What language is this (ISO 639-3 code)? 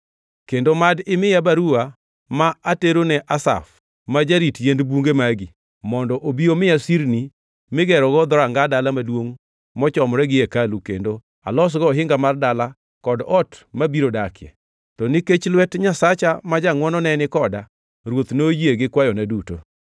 luo